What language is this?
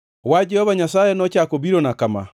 Luo (Kenya and Tanzania)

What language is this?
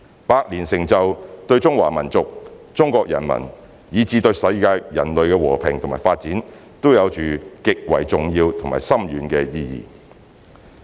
Cantonese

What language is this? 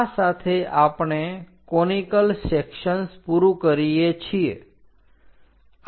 Gujarati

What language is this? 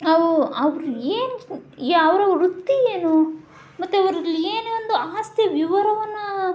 Kannada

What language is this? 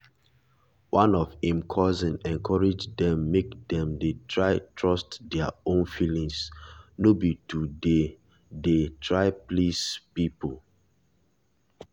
Nigerian Pidgin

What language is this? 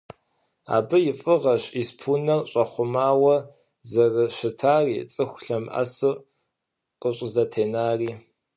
Kabardian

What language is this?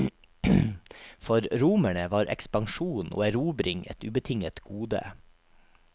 Norwegian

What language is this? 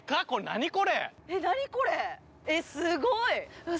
Japanese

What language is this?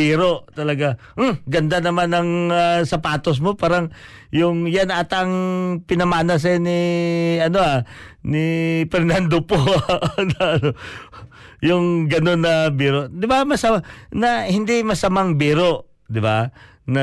Filipino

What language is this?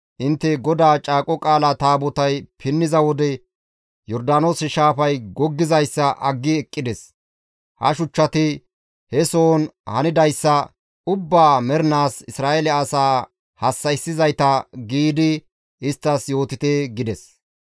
Gamo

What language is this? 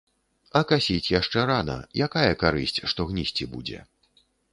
Belarusian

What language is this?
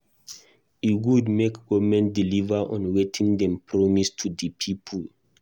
Nigerian Pidgin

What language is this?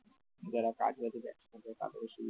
Bangla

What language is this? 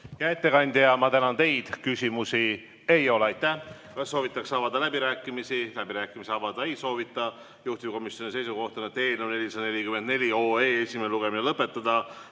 Estonian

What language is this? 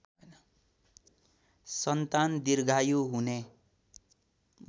Nepali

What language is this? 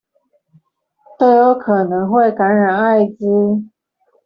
Chinese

